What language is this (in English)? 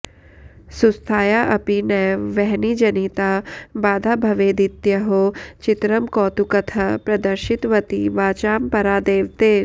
Sanskrit